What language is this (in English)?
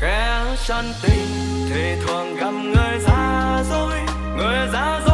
Vietnamese